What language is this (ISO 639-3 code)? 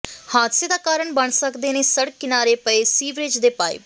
pan